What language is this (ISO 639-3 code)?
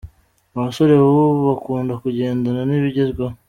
kin